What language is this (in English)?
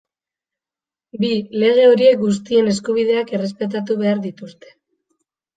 Basque